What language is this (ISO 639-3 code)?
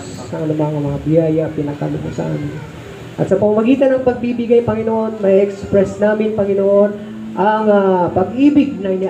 fil